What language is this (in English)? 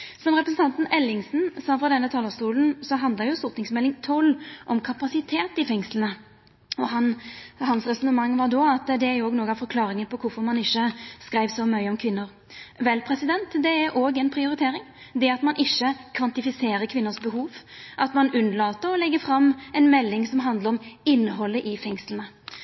Norwegian Nynorsk